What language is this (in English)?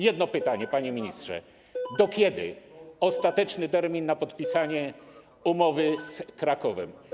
Polish